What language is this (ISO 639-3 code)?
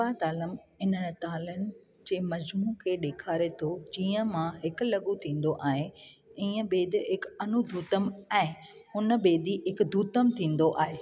snd